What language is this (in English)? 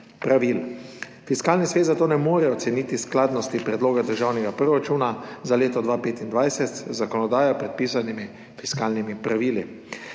Slovenian